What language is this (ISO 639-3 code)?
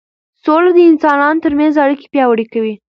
pus